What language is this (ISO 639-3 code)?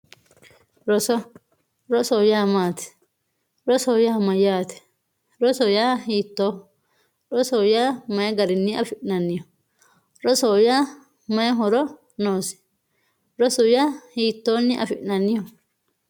sid